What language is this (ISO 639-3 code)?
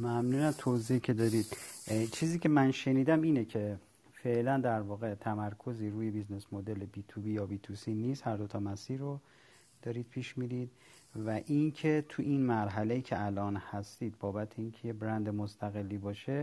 fas